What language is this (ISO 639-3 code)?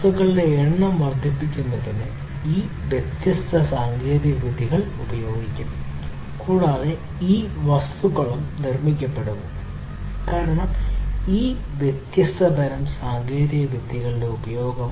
mal